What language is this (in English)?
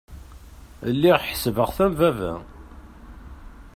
Kabyle